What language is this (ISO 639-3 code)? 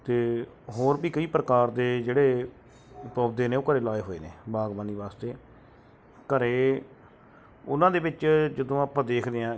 pan